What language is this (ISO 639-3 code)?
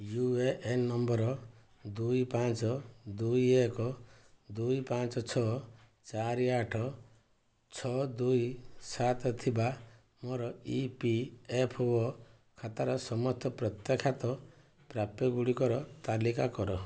ori